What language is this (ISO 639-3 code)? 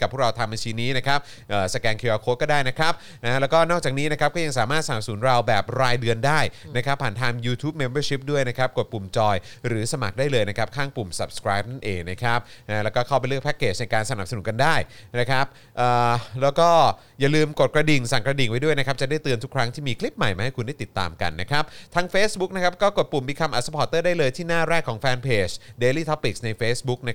tha